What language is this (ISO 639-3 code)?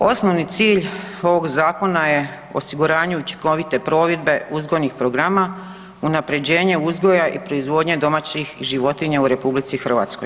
hrv